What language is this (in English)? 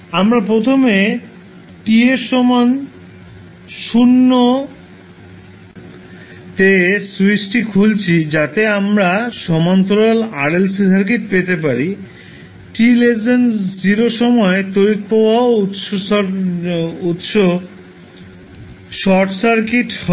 Bangla